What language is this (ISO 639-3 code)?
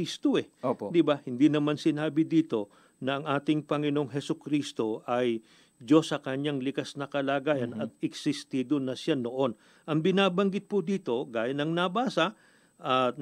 fil